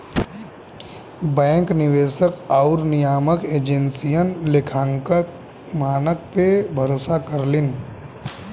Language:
Bhojpuri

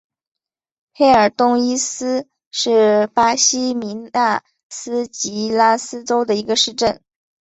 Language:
Chinese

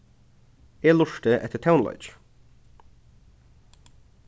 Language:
Faroese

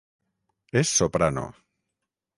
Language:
Catalan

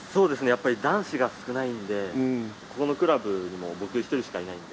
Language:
Japanese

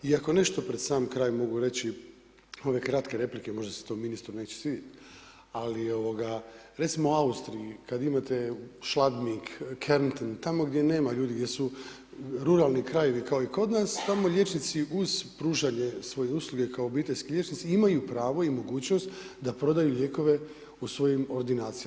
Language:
Croatian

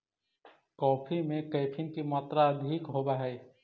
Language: Magahi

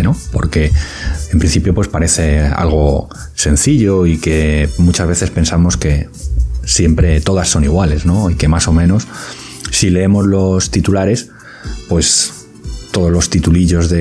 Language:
Spanish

